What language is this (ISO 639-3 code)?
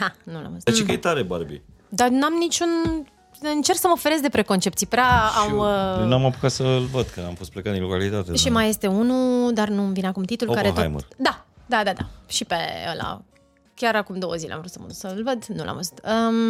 ron